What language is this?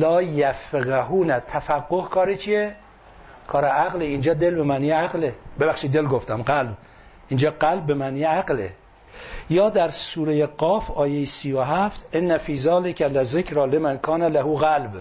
Persian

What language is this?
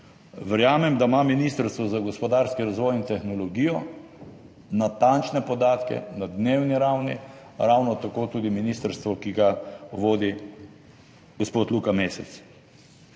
Slovenian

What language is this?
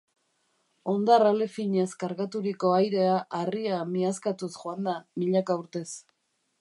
Basque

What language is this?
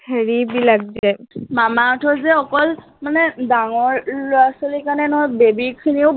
Assamese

